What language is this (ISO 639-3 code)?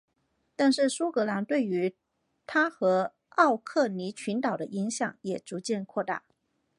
zho